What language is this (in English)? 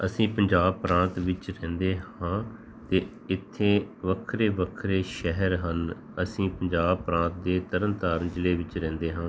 Punjabi